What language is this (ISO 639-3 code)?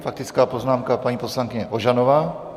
ces